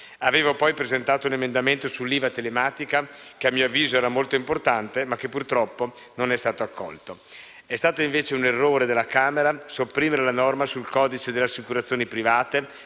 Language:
Italian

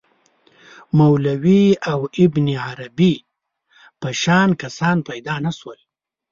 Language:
Pashto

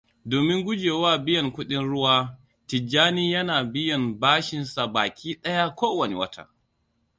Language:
Hausa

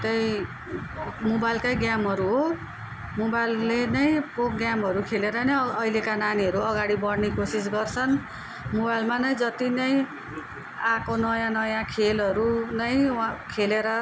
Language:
Nepali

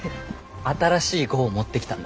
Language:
Japanese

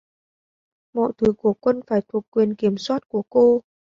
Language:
Vietnamese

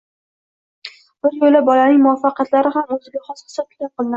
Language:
Uzbek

